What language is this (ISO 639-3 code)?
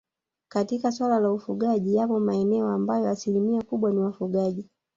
swa